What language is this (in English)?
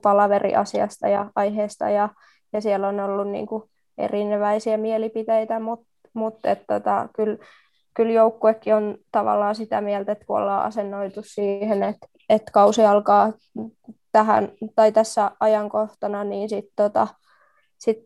Finnish